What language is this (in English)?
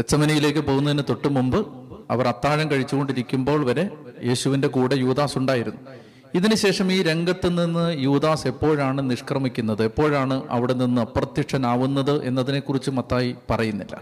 Malayalam